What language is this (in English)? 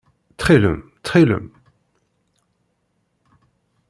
Kabyle